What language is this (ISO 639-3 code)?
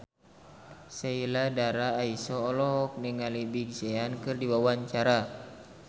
sun